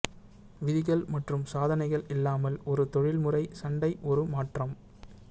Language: Tamil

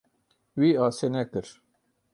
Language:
Kurdish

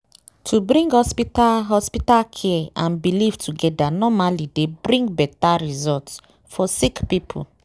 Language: Nigerian Pidgin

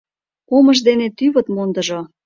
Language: Mari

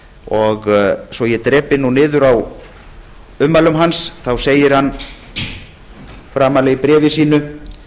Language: Icelandic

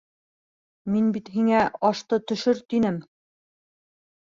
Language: Bashkir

